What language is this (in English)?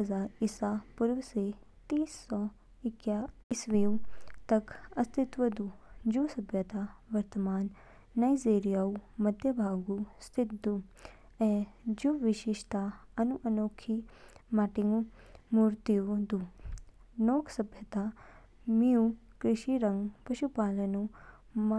Kinnauri